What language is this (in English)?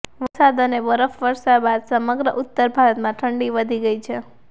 Gujarati